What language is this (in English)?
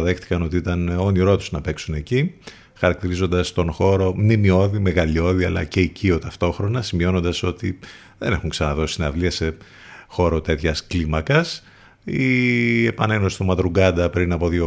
Greek